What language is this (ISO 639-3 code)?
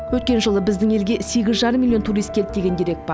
kaz